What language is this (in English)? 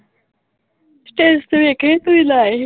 Punjabi